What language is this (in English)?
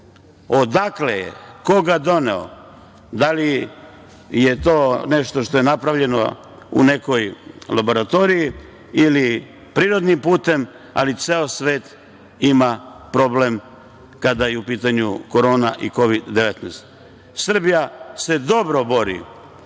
Serbian